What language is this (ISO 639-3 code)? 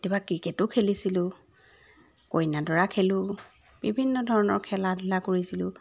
asm